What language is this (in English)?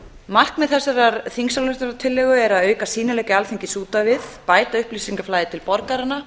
Icelandic